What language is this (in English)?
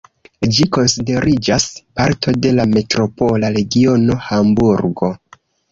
Esperanto